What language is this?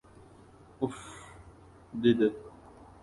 Uzbek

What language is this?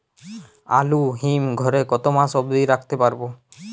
Bangla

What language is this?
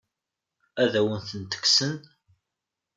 Kabyle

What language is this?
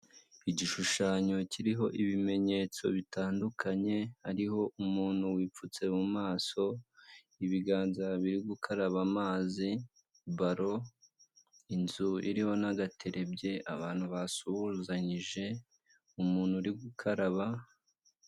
Kinyarwanda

